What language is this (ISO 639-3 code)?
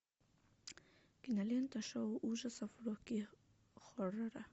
rus